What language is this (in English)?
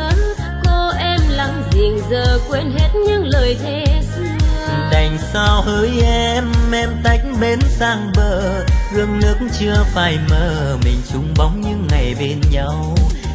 Vietnamese